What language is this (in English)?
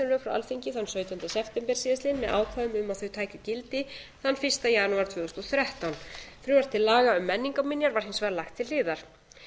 Icelandic